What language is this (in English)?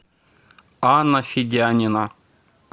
Russian